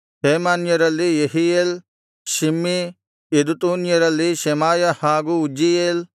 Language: Kannada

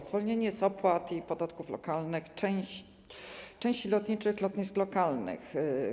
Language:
Polish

